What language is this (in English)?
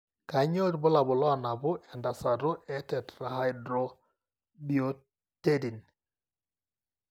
Masai